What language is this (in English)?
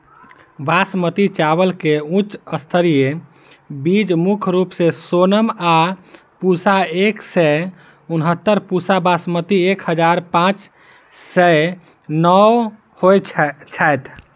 Maithili